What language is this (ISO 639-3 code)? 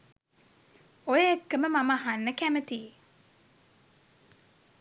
sin